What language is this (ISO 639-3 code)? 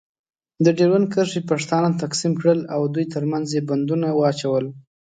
pus